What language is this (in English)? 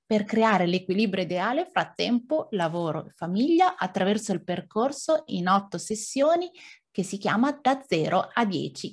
Italian